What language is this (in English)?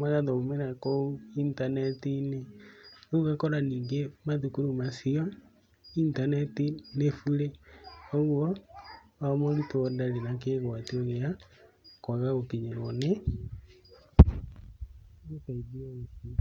Kikuyu